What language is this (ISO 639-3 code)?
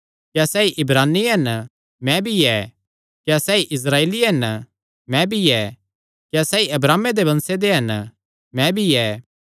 xnr